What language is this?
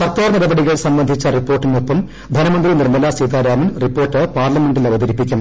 Malayalam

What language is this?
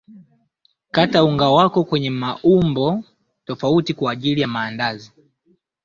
Swahili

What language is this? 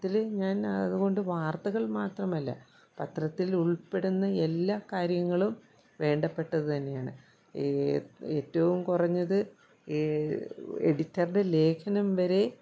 Malayalam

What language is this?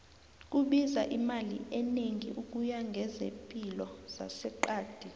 South Ndebele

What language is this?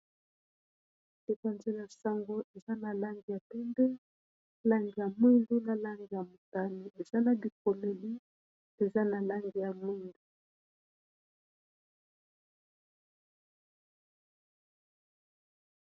Lingala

